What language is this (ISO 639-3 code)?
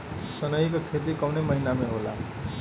bho